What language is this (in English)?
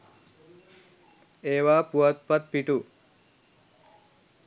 Sinhala